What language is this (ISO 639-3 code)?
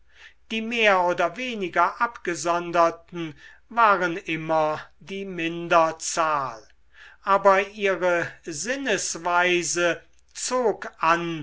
deu